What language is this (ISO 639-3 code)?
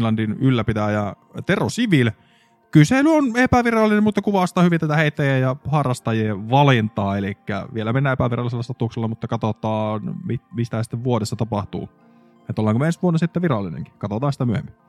fin